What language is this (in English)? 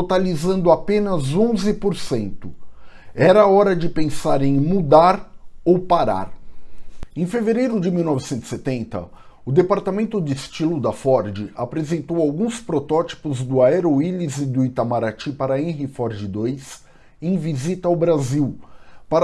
Portuguese